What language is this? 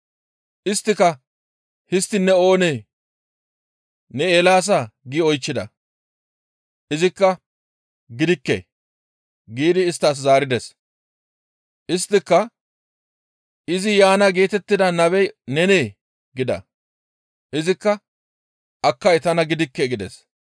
Gamo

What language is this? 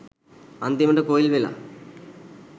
Sinhala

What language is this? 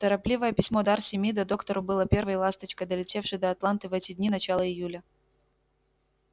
Russian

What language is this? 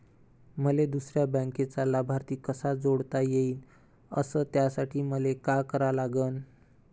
Marathi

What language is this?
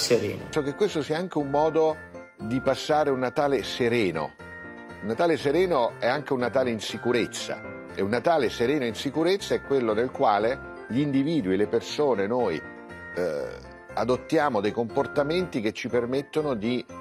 Italian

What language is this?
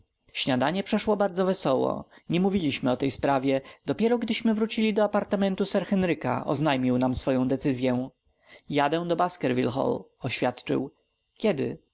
Polish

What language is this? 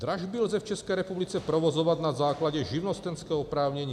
Czech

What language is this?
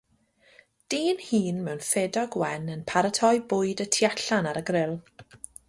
Welsh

